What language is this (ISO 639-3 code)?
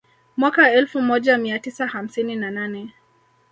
swa